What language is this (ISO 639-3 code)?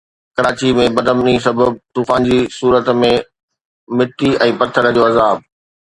snd